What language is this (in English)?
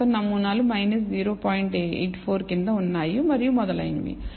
Telugu